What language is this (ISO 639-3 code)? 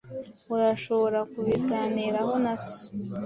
kin